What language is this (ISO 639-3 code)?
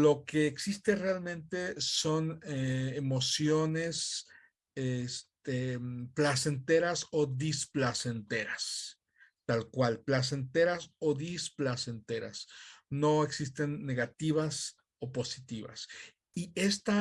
spa